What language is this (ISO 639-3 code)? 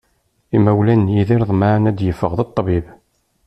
kab